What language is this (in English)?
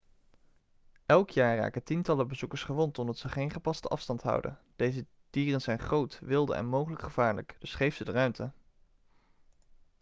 Dutch